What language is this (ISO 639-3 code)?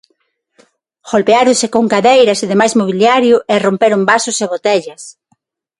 glg